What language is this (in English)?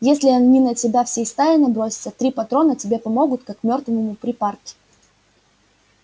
Russian